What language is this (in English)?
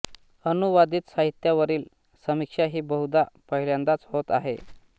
Marathi